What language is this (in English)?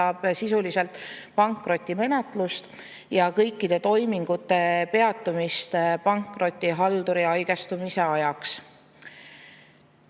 Estonian